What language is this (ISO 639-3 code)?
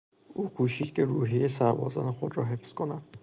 fas